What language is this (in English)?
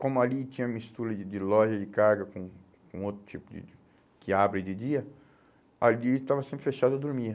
Portuguese